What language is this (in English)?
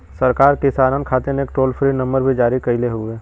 Bhojpuri